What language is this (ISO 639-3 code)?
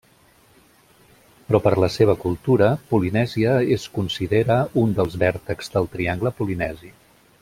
cat